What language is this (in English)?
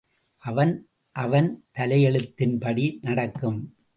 Tamil